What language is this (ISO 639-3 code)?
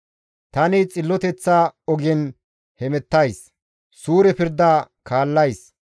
gmv